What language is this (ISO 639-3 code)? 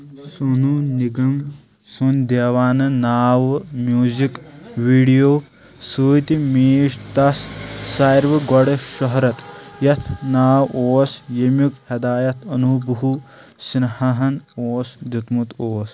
kas